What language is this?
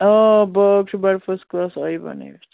Kashmiri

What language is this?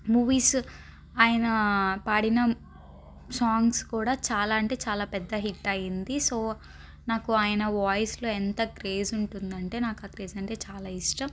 Telugu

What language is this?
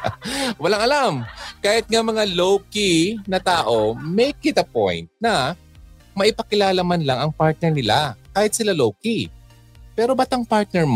Filipino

